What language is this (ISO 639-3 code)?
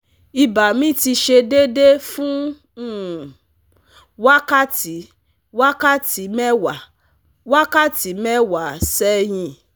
yor